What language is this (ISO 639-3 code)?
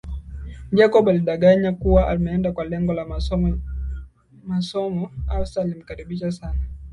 swa